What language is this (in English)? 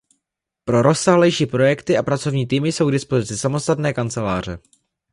Czech